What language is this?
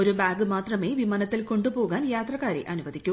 Malayalam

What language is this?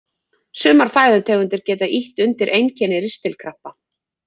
Icelandic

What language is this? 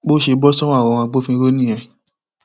Yoruba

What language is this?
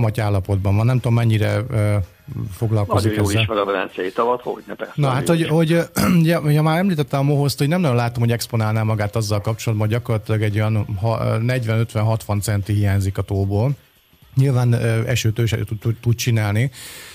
Hungarian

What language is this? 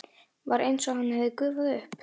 Icelandic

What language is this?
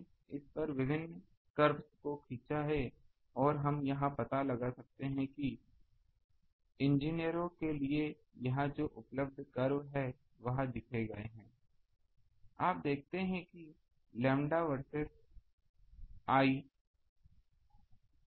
Hindi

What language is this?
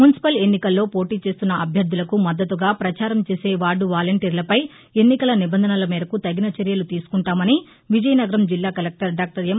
Telugu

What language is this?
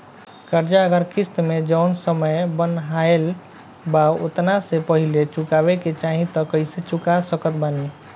Bhojpuri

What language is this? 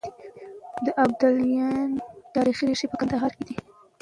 Pashto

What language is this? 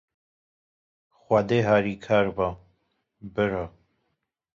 Kurdish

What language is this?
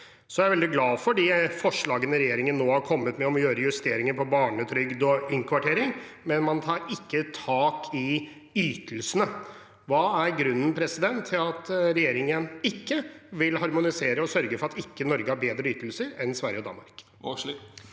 Norwegian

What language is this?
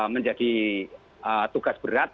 Indonesian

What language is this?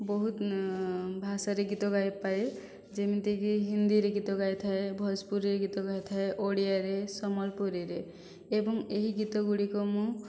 Odia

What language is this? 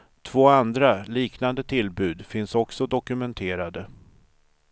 Swedish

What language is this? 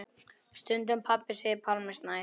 Icelandic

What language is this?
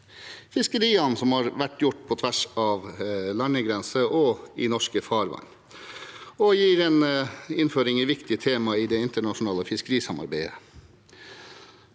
Norwegian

